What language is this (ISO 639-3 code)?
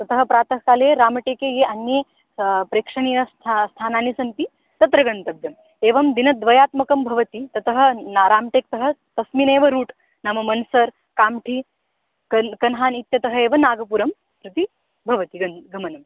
san